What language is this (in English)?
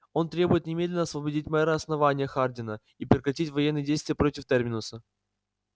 Russian